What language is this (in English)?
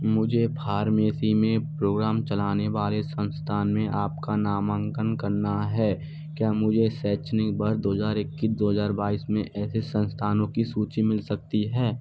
Hindi